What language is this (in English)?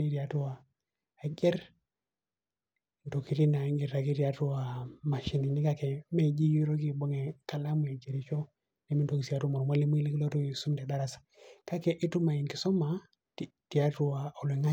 Masai